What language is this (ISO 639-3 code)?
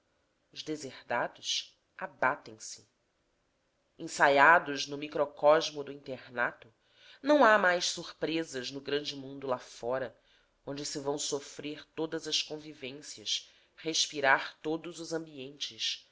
por